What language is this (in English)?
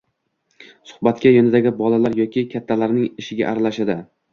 Uzbek